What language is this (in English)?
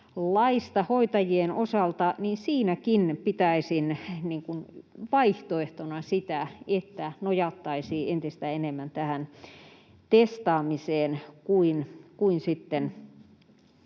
Finnish